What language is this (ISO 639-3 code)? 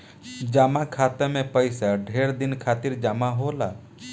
bho